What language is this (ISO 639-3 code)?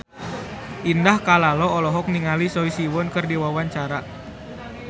sun